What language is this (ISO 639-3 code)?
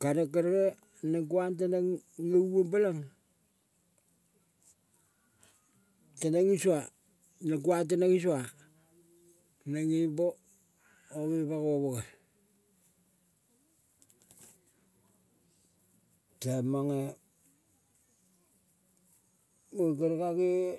kol